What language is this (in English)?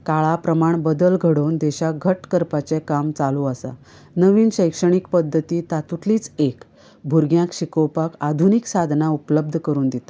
Konkani